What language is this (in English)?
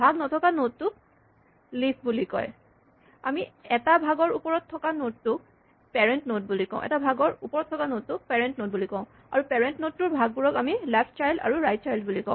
Assamese